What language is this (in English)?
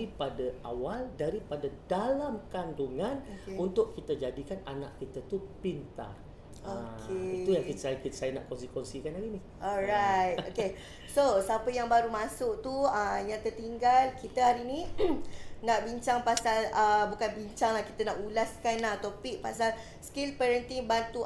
Malay